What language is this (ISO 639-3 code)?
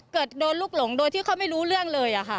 tha